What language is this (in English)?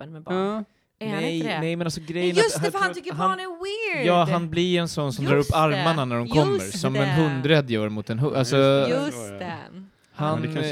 Swedish